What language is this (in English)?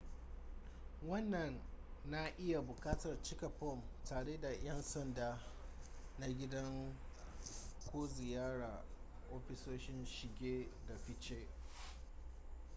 Hausa